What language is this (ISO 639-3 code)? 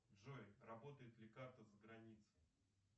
rus